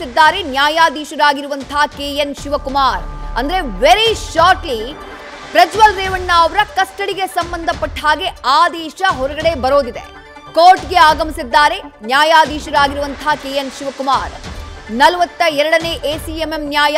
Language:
Kannada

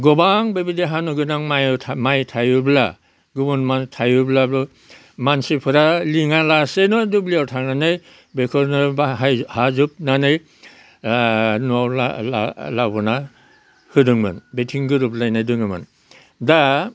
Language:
Bodo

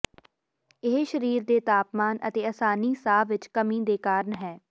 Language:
Punjabi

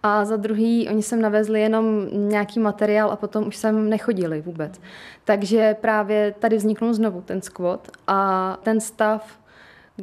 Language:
Czech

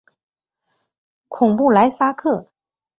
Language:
Chinese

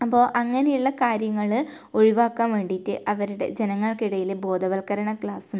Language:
Malayalam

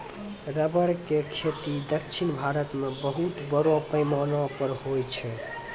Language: Maithili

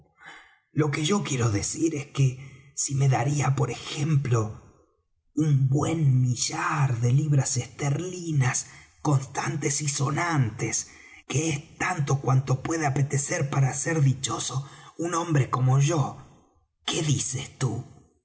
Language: Spanish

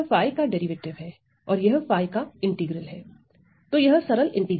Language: Hindi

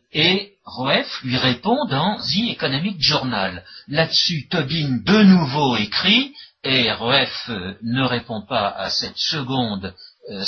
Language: French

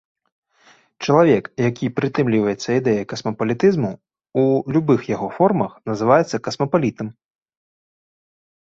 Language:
Belarusian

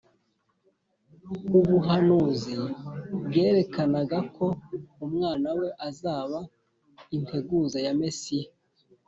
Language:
Kinyarwanda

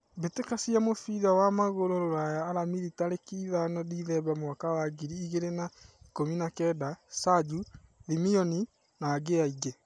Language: Kikuyu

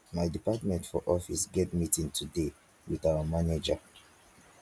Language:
Nigerian Pidgin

